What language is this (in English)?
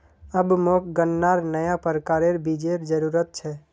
Magahi